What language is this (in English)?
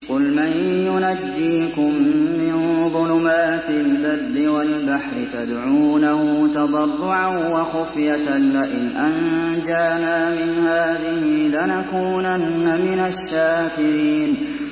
Arabic